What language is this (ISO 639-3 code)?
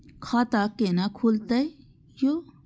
mai